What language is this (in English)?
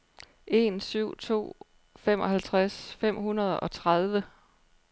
Danish